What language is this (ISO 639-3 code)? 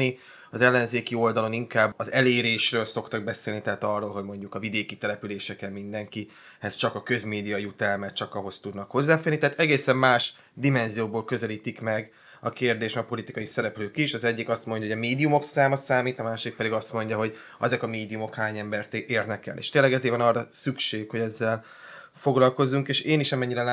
hun